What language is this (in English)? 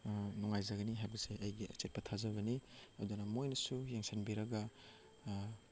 Manipuri